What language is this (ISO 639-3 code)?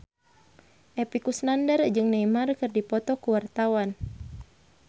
sun